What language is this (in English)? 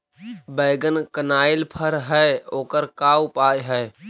Magahi